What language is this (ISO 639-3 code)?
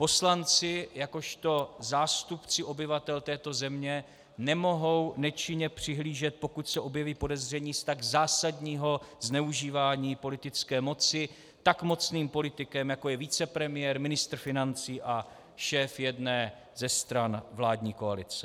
ces